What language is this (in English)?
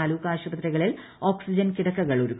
Malayalam